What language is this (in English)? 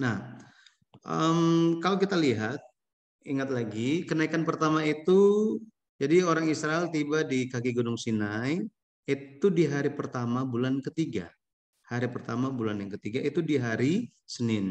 Indonesian